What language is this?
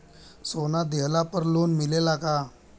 Bhojpuri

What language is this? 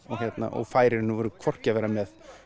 Icelandic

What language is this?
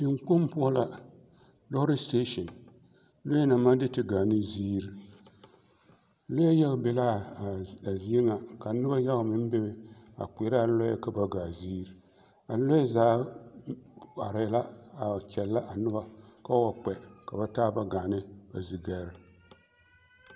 Southern Dagaare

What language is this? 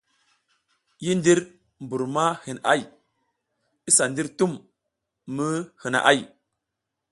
South Giziga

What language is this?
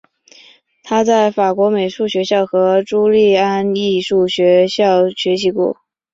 Chinese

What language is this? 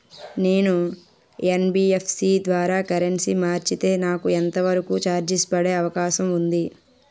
Telugu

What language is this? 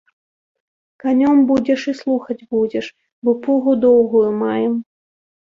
Belarusian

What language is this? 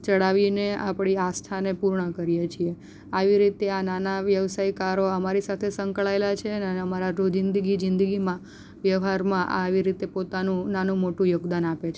Gujarati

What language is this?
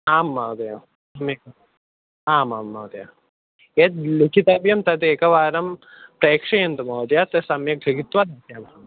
Sanskrit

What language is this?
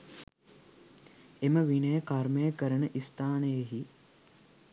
Sinhala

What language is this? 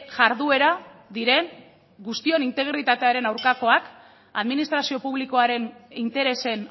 Basque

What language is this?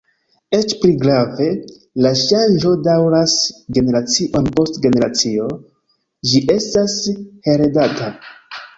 Esperanto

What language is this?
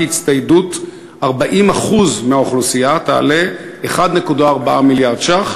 Hebrew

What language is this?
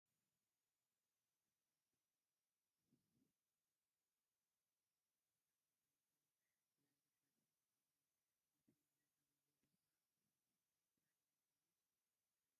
Tigrinya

